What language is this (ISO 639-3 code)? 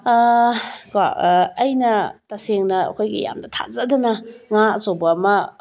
mni